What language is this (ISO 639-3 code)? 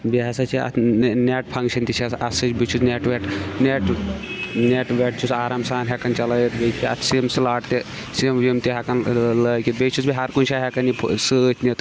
kas